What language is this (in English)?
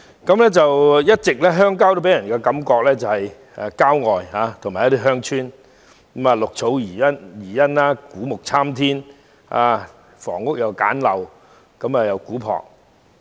Cantonese